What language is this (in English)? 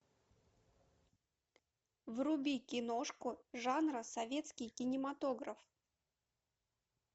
Russian